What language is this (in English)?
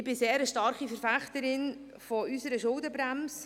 Swiss German